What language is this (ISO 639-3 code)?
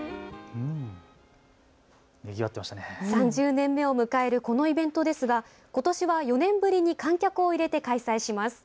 jpn